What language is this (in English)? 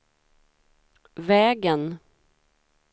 Swedish